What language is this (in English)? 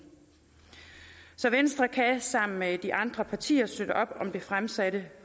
Danish